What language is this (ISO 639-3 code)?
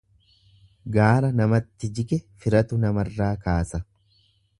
orm